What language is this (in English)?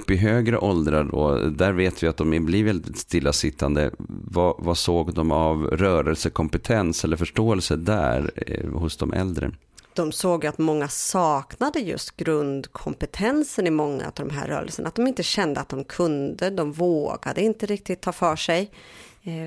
Swedish